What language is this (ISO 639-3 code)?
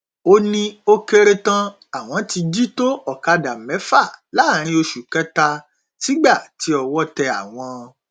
yor